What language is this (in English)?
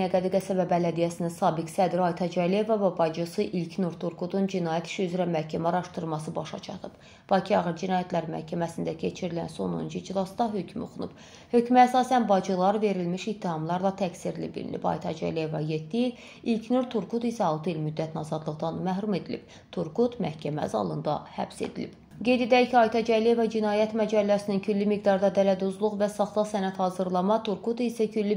Turkish